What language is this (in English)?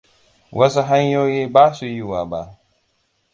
Hausa